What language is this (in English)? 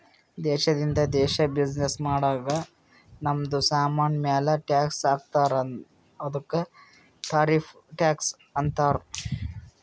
Kannada